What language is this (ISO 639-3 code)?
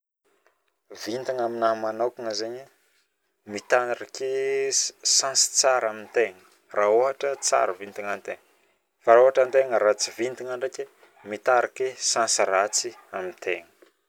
bmm